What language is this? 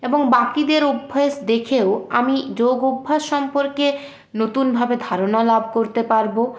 Bangla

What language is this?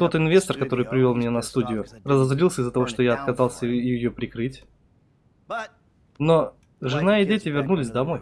Russian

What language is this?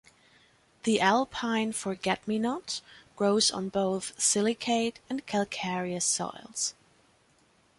English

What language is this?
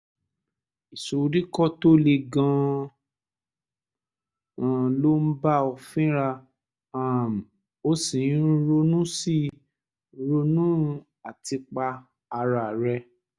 Yoruba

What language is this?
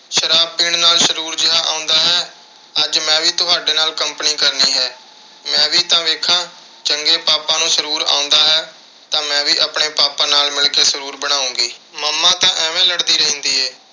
Punjabi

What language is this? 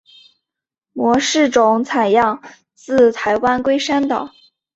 Chinese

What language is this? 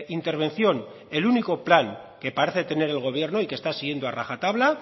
Spanish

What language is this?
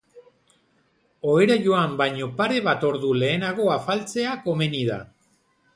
Basque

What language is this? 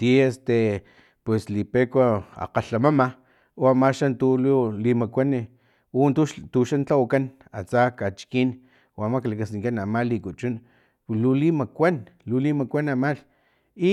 Filomena Mata-Coahuitlán Totonac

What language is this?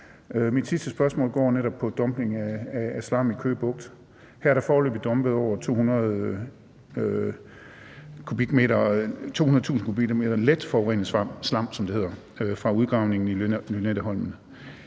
Danish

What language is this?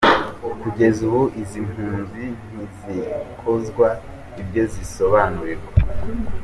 Kinyarwanda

